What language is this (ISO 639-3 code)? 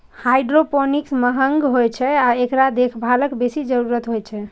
mai